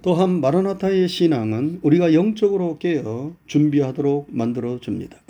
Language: Korean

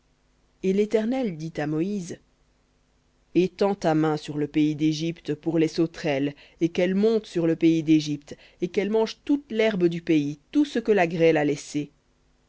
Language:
French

